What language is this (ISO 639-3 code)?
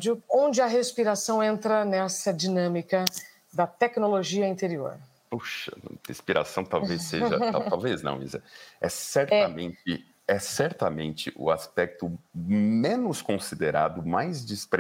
por